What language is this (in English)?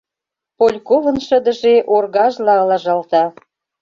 Mari